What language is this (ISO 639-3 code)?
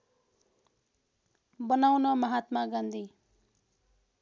nep